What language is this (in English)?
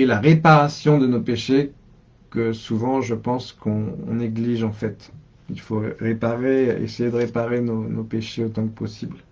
French